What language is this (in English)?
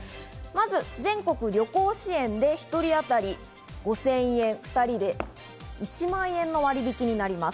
Japanese